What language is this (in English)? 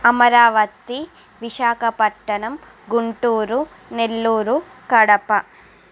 Telugu